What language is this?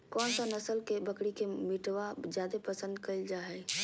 Magahi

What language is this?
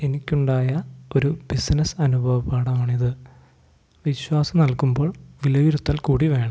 Malayalam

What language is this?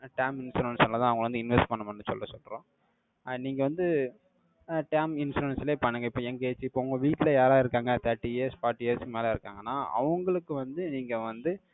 Tamil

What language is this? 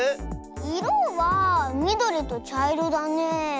Japanese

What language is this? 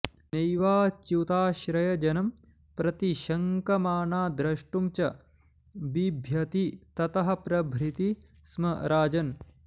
Sanskrit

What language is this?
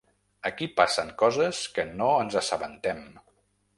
Catalan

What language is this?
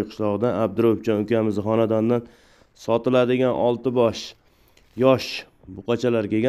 Turkish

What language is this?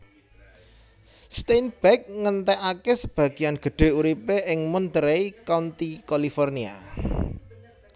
Javanese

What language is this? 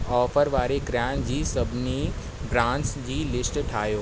Sindhi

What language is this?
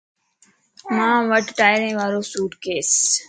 Lasi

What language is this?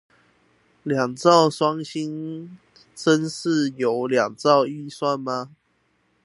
Chinese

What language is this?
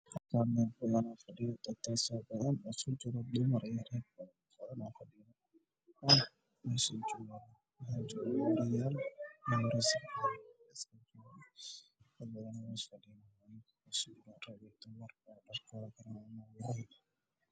Somali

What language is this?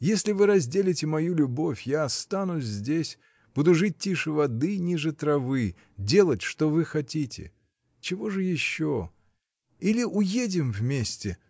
Russian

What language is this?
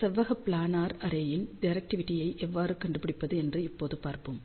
Tamil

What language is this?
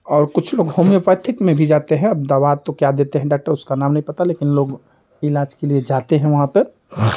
Hindi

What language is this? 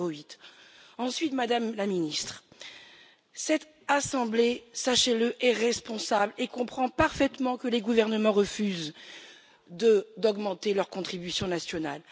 French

